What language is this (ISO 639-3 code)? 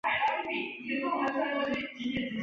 zho